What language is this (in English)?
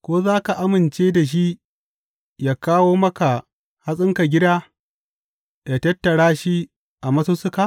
Hausa